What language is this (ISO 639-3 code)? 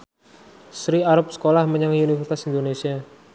jav